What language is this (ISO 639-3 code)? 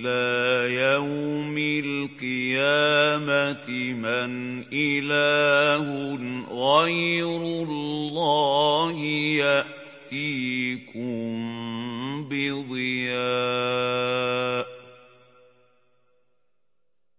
ara